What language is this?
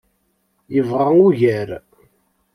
Kabyle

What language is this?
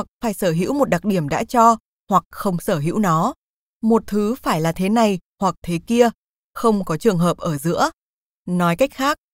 Vietnamese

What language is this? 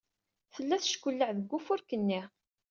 Kabyle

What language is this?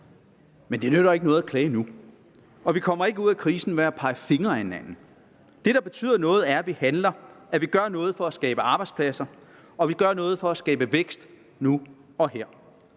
Danish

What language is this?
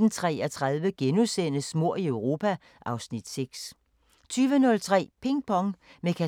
Danish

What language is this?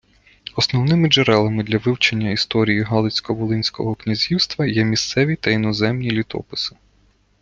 Ukrainian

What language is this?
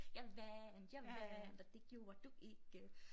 Danish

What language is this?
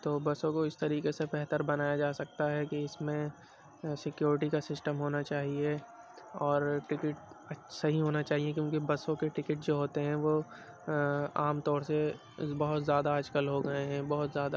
Urdu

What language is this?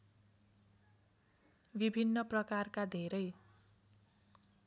Nepali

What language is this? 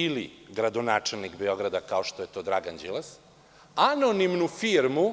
Serbian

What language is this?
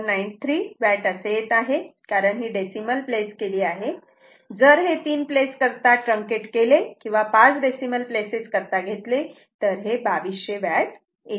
Marathi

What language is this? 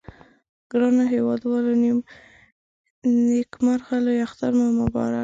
Pashto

